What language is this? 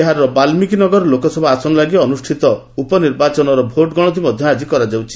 Odia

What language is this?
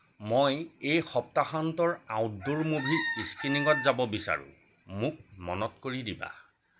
Assamese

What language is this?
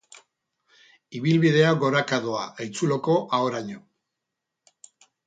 Basque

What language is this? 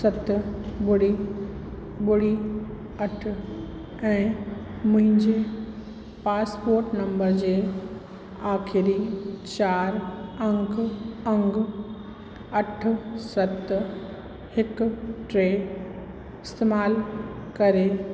Sindhi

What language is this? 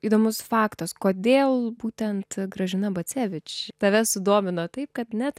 Lithuanian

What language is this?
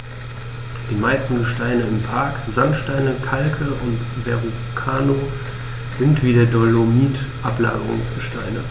German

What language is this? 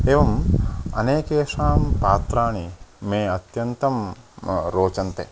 Sanskrit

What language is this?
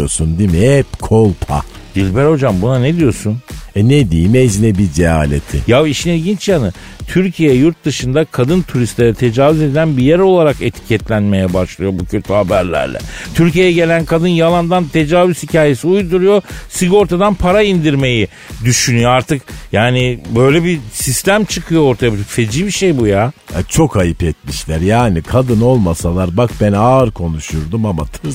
Turkish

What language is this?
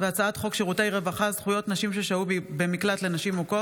Hebrew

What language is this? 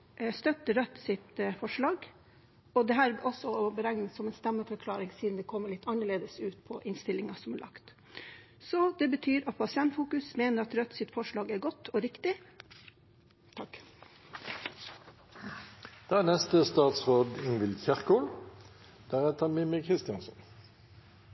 Norwegian Bokmål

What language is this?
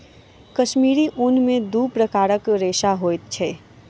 Maithili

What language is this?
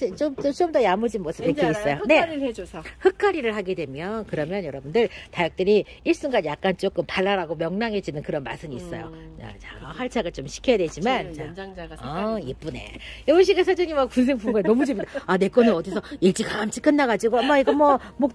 Korean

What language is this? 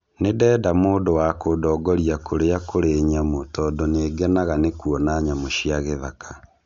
Kikuyu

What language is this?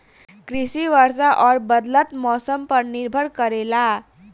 Bhojpuri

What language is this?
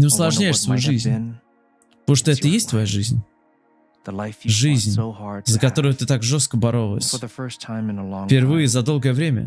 Russian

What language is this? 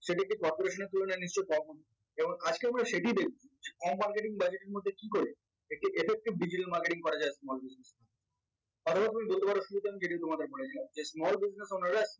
Bangla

